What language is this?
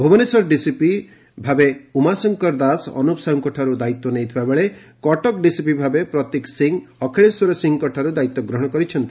Odia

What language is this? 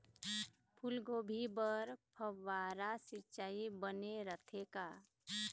Chhattisgarhi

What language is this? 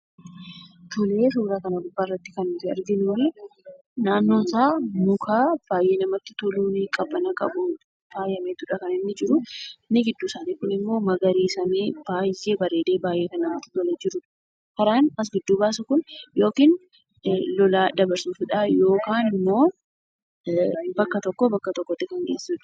Oromo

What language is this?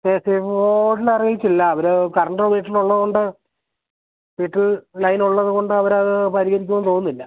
Malayalam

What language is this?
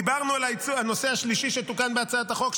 Hebrew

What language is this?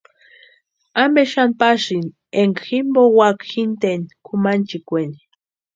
Western Highland Purepecha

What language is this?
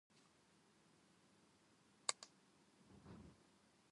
Japanese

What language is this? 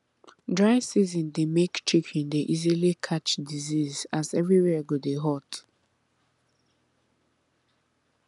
Nigerian Pidgin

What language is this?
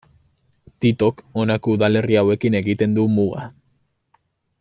Basque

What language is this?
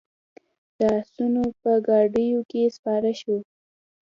Pashto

